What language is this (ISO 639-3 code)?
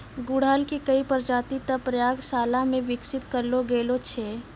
mai